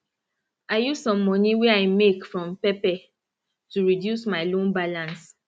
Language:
Nigerian Pidgin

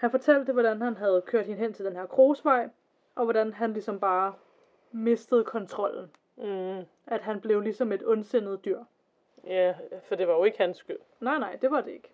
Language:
Danish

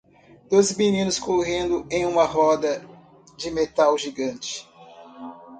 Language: Portuguese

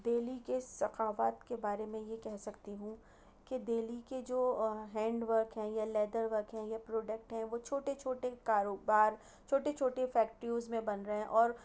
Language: Urdu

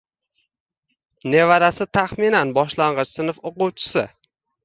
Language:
Uzbek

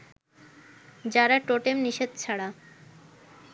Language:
Bangla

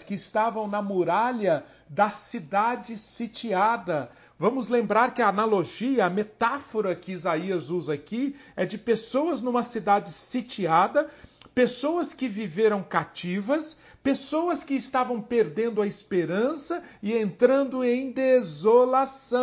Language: Portuguese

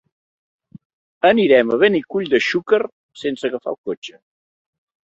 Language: Catalan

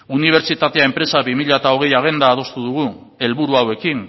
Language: Basque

